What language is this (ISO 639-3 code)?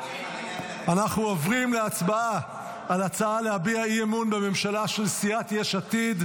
heb